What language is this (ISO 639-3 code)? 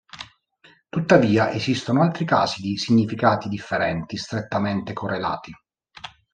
ita